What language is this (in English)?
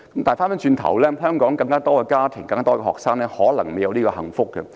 Cantonese